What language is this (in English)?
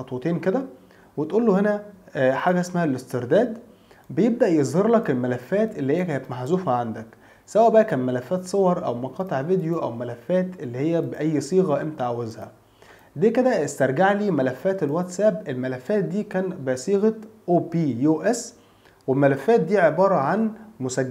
Arabic